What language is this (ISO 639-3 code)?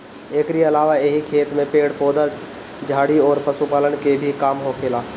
bho